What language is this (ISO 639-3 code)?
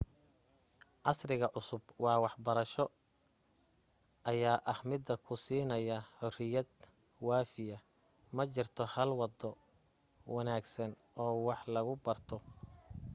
som